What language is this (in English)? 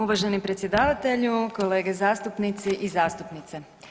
Croatian